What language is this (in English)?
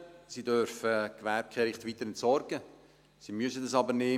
Swiss German